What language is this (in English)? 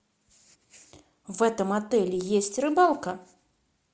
Russian